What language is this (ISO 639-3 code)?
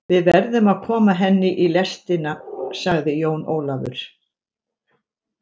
isl